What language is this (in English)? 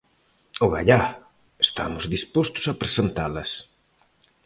Galician